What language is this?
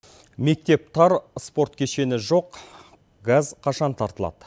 Kazakh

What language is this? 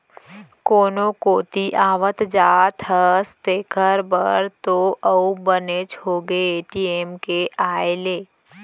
Chhattisgarhi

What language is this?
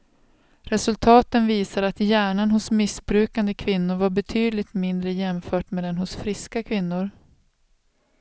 Swedish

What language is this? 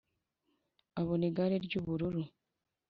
Kinyarwanda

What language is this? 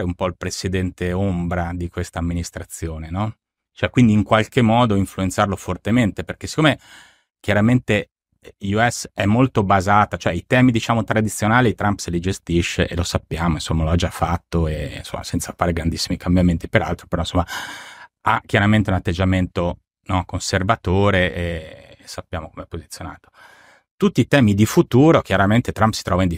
Italian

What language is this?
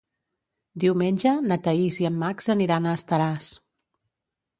Catalan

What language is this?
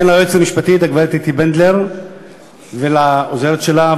Hebrew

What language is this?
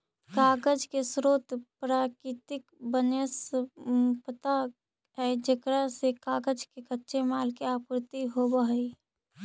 Magahi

